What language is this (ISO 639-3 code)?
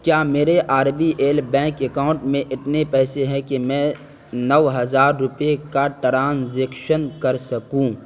urd